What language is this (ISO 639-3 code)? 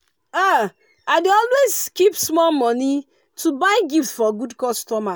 pcm